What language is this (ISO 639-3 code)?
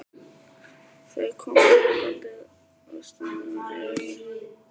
isl